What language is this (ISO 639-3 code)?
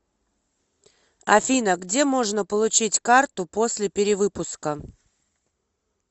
rus